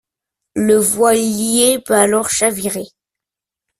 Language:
French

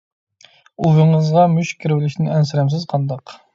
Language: Uyghur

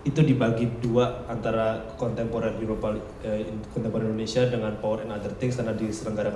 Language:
Indonesian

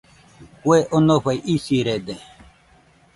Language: Nüpode Huitoto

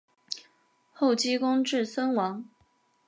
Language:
Chinese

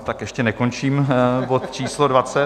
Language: Czech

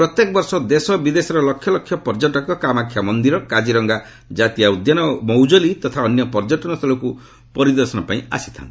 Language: Odia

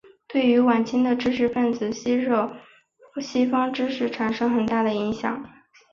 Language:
Chinese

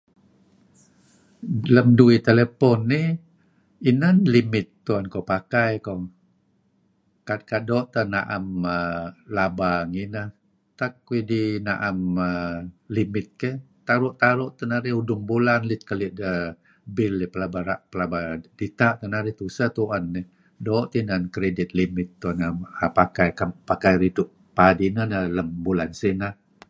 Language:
Kelabit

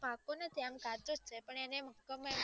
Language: Gujarati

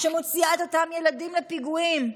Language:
Hebrew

